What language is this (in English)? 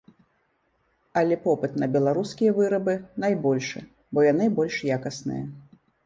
Belarusian